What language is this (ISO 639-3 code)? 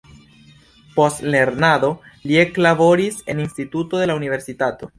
epo